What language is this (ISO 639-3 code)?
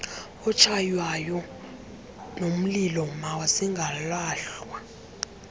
xho